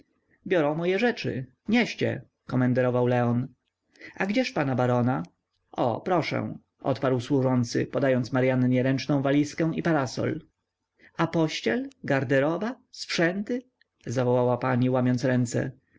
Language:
Polish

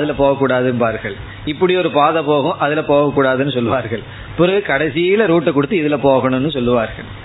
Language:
Tamil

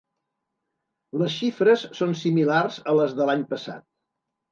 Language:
Catalan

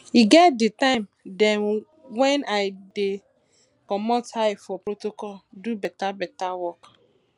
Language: Nigerian Pidgin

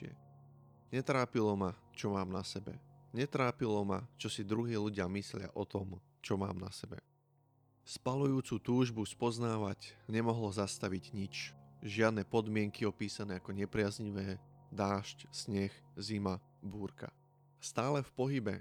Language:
Slovak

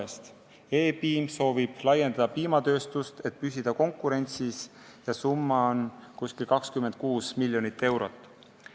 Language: Estonian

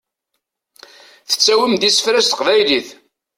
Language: Kabyle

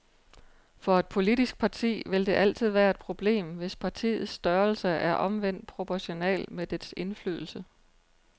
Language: Danish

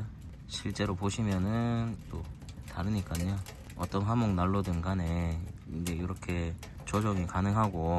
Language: Korean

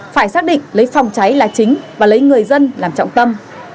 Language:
Vietnamese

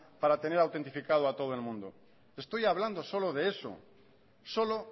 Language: Spanish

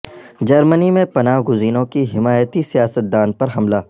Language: Urdu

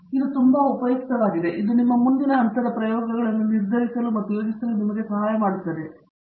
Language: Kannada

